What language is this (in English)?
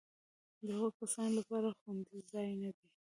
Pashto